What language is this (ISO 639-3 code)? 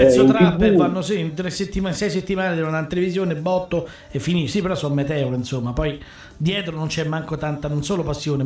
ita